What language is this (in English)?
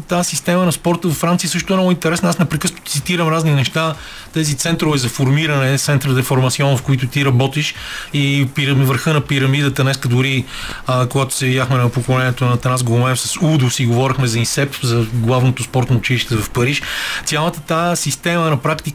Bulgarian